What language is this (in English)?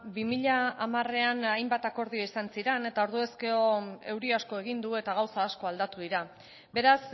Basque